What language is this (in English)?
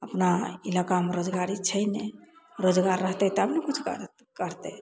Maithili